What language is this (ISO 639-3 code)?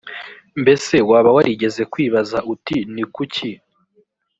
kin